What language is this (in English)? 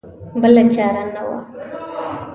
Pashto